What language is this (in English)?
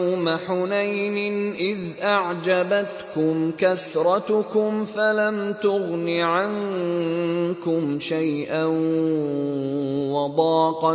Arabic